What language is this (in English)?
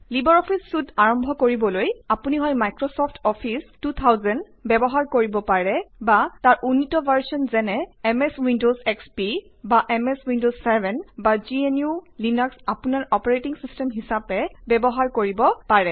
Assamese